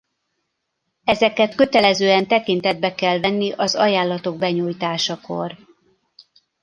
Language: Hungarian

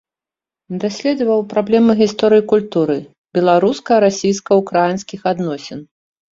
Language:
Belarusian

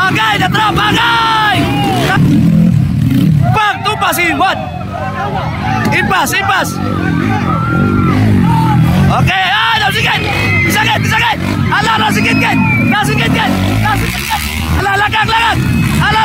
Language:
Indonesian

